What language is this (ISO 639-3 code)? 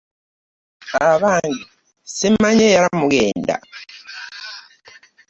lug